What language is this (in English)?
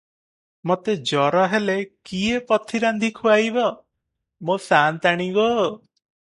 Odia